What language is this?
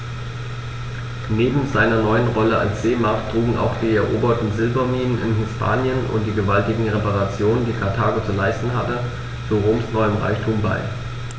German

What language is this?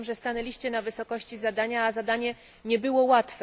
Polish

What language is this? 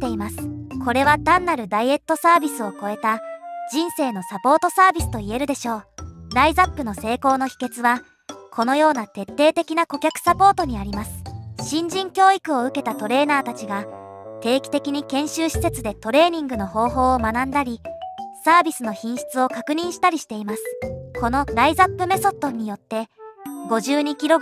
Japanese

